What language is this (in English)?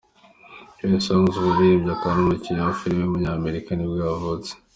Kinyarwanda